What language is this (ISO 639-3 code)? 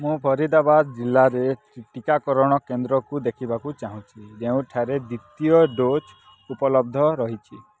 ori